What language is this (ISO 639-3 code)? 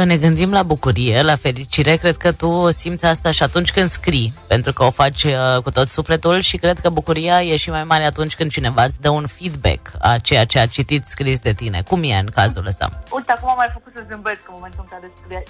ron